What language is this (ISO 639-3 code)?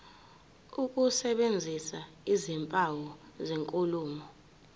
zul